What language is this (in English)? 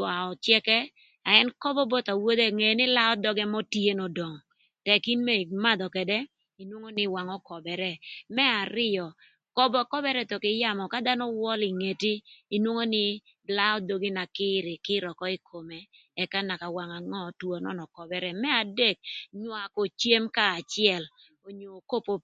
Thur